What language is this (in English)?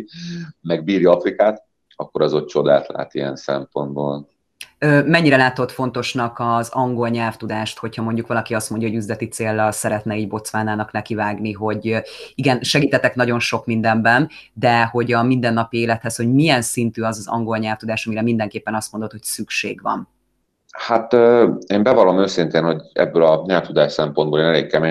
Hungarian